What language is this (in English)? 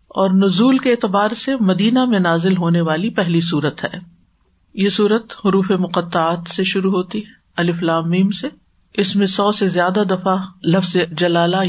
Urdu